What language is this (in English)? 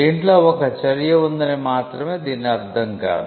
Telugu